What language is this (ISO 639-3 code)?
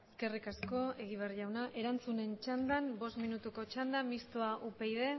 eus